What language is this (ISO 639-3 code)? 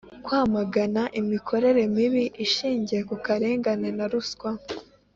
kin